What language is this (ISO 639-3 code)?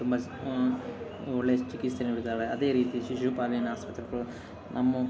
kan